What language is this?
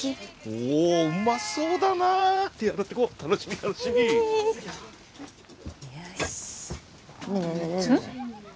Japanese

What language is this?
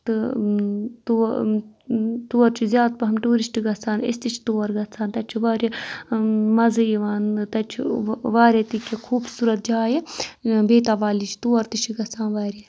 Kashmiri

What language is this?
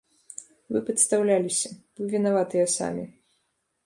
Belarusian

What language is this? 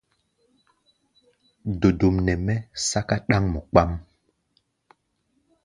Gbaya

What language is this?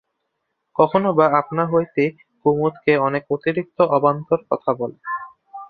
Bangla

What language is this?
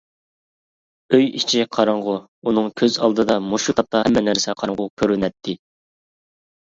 Uyghur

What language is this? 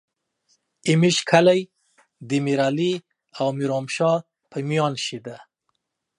Pashto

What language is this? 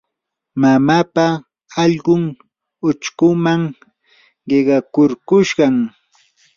Yanahuanca Pasco Quechua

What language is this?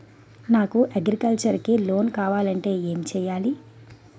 Telugu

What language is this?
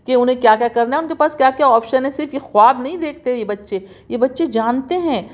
Urdu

